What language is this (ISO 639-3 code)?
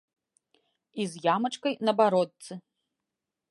bel